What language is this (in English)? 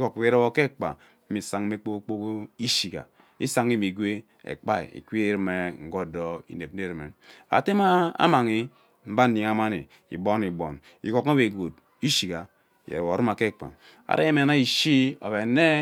Ubaghara